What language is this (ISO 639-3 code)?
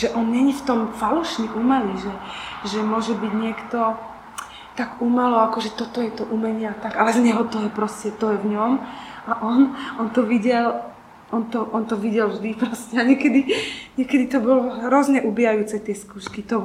slk